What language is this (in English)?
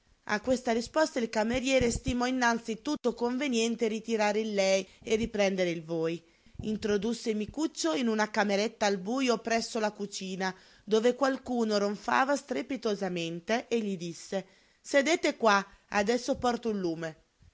Italian